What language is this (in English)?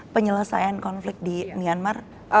Indonesian